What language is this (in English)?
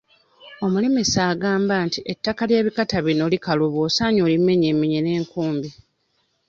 Ganda